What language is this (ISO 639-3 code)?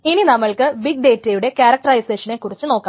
mal